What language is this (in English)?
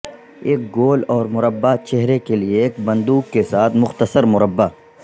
Urdu